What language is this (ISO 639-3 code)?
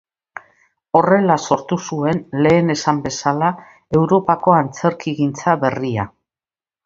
eus